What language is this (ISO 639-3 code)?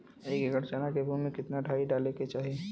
bho